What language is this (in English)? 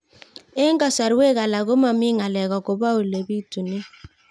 Kalenjin